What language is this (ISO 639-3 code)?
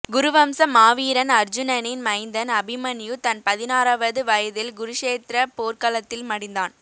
tam